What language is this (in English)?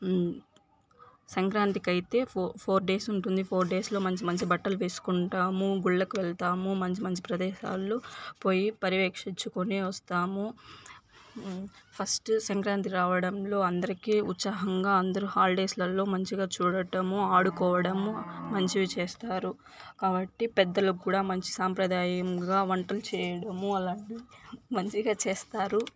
Telugu